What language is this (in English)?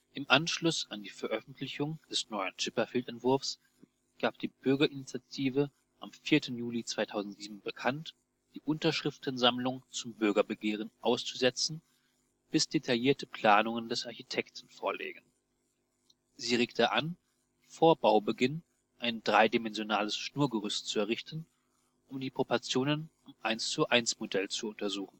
German